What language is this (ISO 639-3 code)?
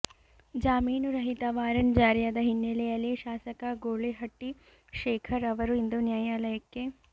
kan